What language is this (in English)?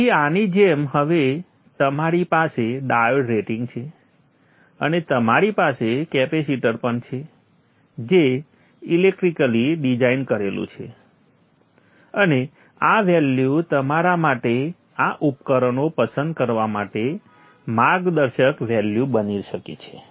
Gujarati